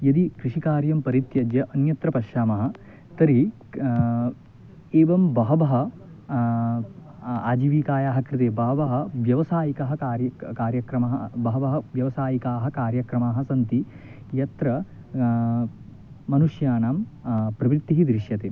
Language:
Sanskrit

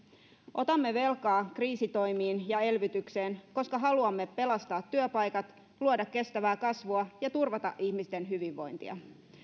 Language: Finnish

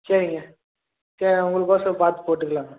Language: Tamil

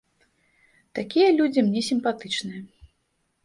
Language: Belarusian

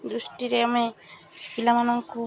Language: Odia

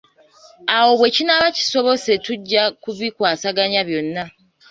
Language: Ganda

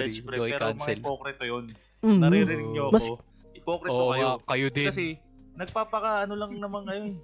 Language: Filipino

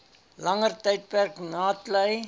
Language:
Afrikaans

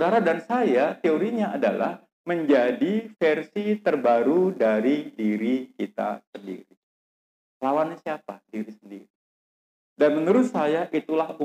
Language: Indonesian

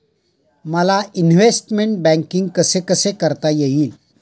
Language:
Marathi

